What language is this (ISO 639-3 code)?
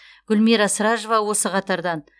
kaz